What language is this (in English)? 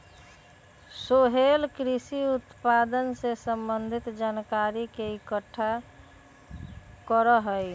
Magahi